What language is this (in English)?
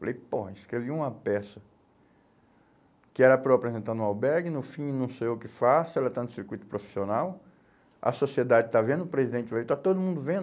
Portuguese